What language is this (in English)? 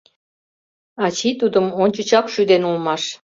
Mari